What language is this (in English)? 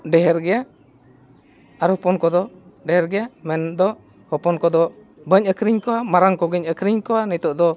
Santali